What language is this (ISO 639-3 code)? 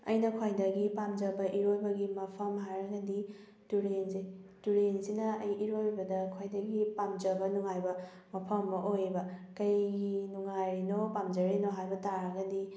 mni